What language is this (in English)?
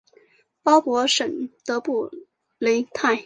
Chinese